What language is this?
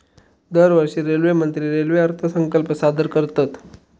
Marathi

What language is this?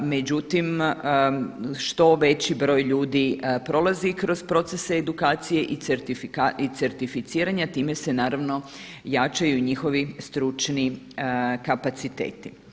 Croatian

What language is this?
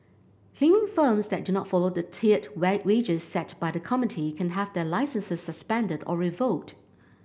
English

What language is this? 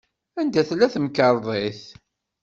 Kabyle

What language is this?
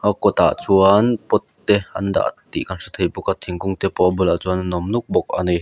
Mizo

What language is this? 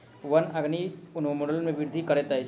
Maithili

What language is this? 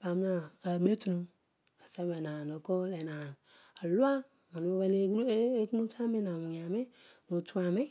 Odual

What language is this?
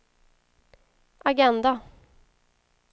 Swedish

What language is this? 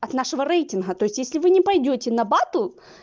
Russian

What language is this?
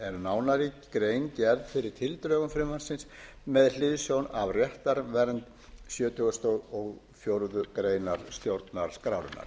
Icelandic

